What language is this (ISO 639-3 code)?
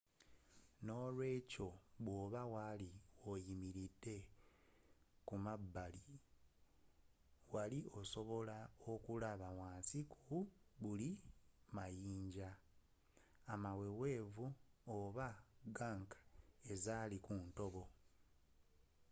lug